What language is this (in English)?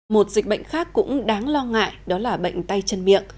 Vietnamese